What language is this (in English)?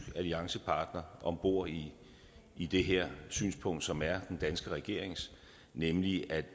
Danish